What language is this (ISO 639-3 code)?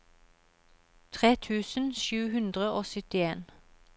nor